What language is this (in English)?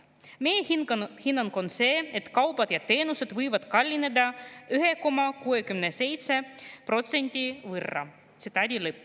Estonian